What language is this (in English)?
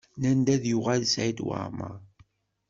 Kabyle